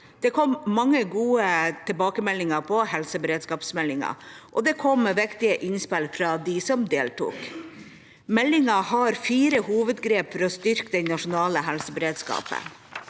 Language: Norwegian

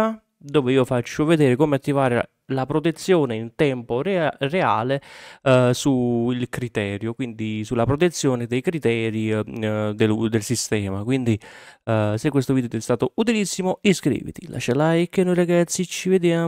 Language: Italian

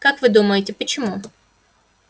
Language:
Russian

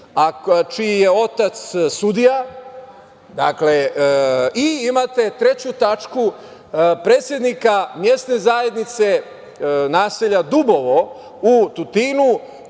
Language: Serbian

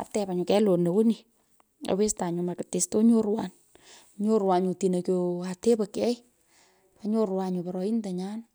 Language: Pökoot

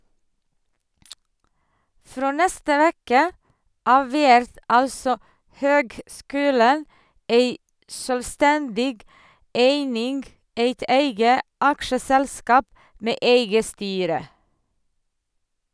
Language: Norwegian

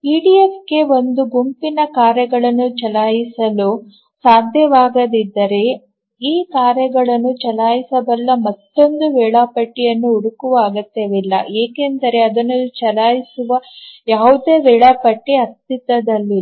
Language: Kannada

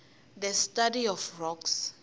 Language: Tsonga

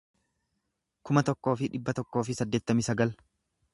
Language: Oromo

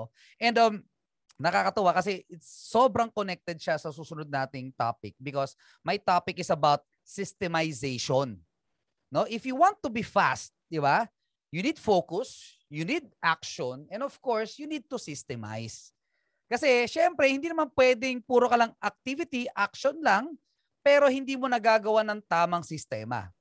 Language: Filipino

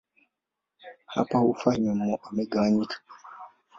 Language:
Swahili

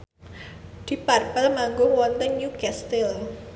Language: Javanese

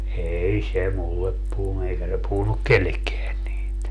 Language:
Finnish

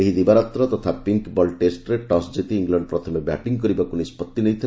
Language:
Odia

